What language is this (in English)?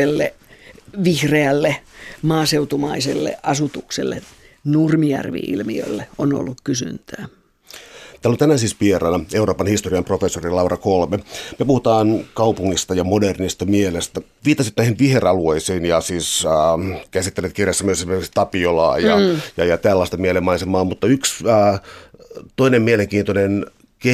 Finnish